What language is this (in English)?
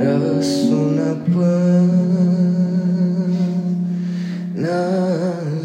Romanian